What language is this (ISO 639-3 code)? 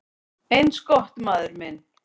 isl